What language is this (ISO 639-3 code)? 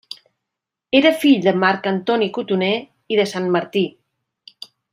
cat